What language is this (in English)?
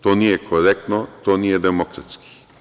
Serbian